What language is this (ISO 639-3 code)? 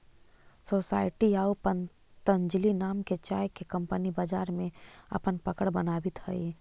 mag